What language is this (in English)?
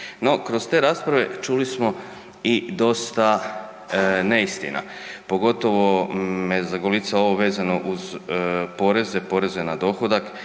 Croatian